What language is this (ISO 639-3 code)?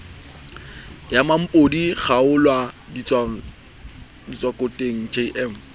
sot